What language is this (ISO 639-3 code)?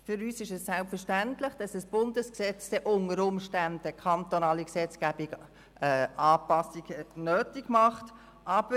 gsw